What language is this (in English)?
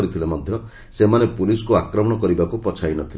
Odia